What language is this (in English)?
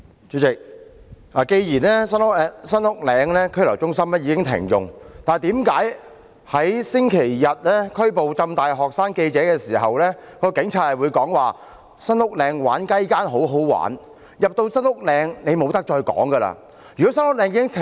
Cantonese